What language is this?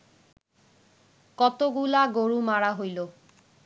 Bangla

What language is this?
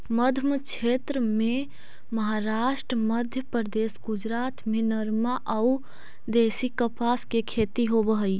Magahi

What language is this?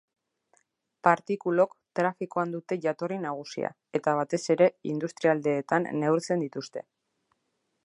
Basque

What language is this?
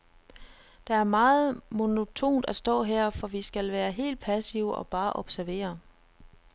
Danish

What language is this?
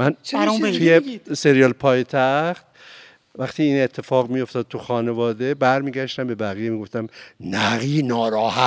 Persian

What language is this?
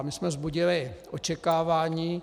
Czech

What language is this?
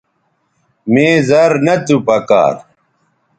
Bateri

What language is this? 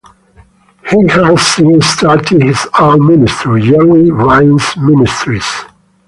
English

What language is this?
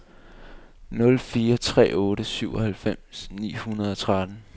Danish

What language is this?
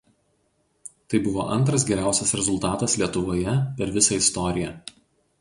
Lithuanian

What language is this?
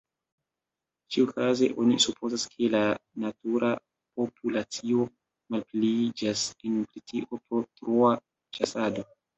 Esperanto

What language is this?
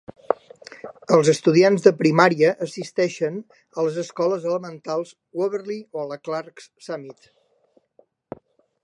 Catalan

